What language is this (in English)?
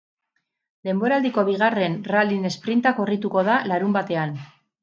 Basque